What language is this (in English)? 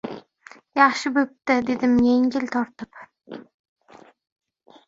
Uzbek